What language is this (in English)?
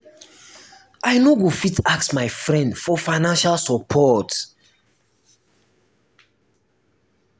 Nigerian Pidgin